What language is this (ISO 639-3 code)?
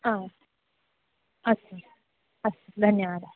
san